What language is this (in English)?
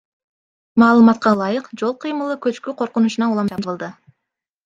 Kyrgyz